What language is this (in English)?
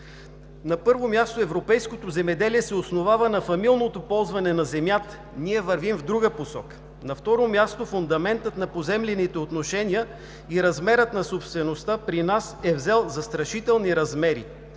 Bulgarian